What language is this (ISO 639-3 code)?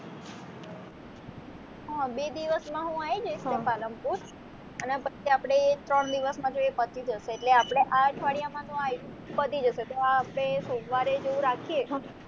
guj